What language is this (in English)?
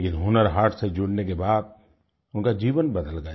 Hindi